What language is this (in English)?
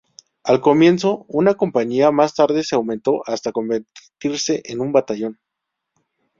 Spanish